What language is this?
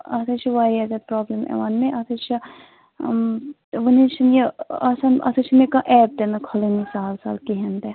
Kashmiri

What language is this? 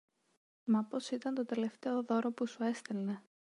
Greek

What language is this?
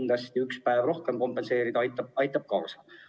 Estonian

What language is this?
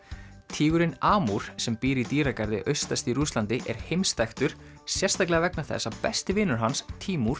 Icelandic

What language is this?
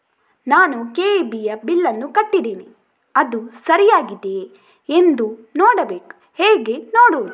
Kannada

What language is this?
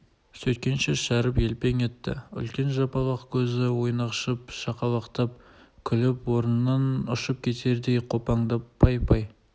Kazakh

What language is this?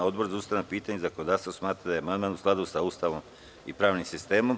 Serbian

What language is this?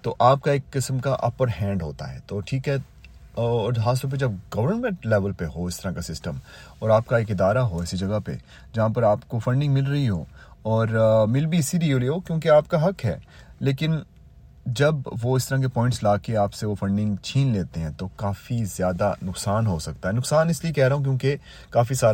Urdu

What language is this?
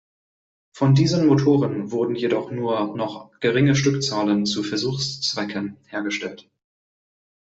German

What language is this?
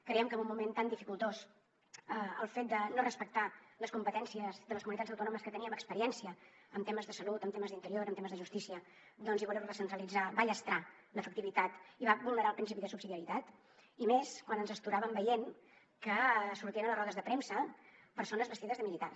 Catalan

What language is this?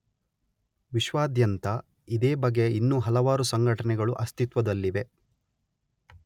Kannada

